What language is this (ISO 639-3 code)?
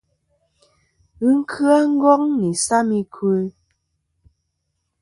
bkm